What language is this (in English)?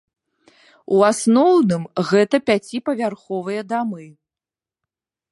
Belarusian